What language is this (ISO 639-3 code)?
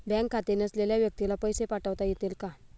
mar